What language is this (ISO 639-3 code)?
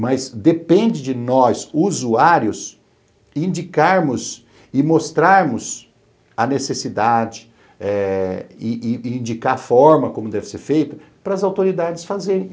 por